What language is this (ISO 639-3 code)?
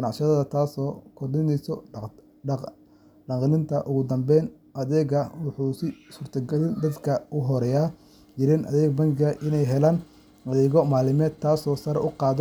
som